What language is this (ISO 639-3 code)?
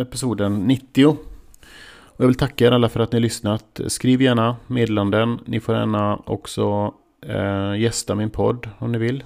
swe